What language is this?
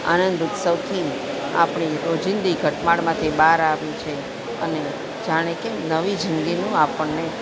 Gujarati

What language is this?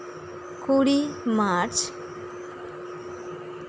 Santali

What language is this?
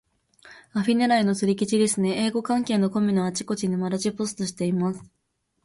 Japanese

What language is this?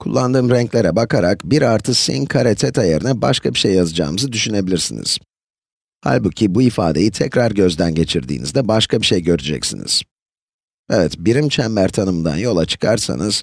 Turkish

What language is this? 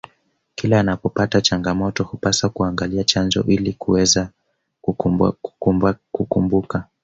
Swahili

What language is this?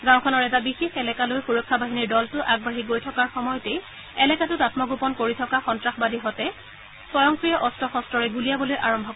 Assamese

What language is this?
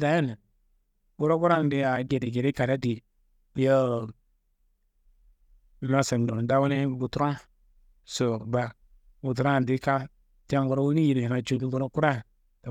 Kanembu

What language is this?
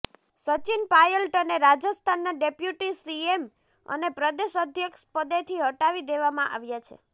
Gujarati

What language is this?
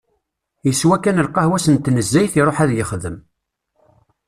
Kabyle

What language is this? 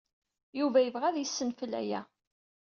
Kabyle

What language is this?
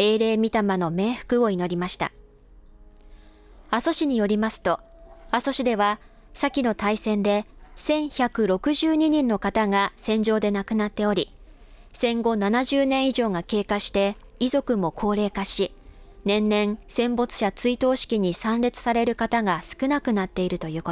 Japanese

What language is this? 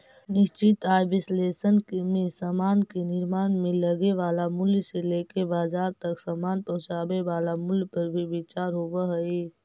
Magahi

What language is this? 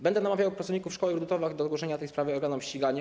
Polish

